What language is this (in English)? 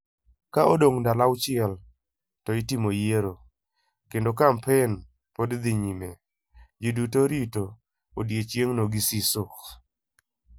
Luo (Kenya and Tanzania)